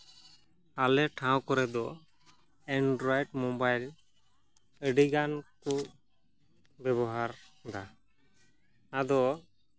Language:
Santali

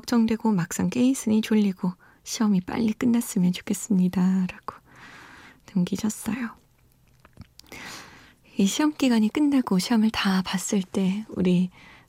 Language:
Korean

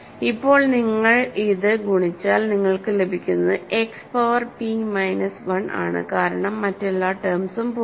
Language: Malayalam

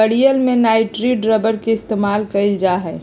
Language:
Magahi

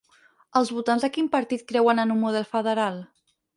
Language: Catalan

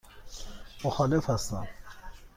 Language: Persian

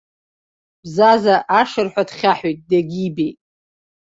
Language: Abkhazian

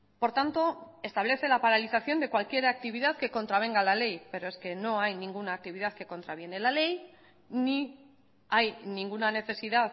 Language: Spanish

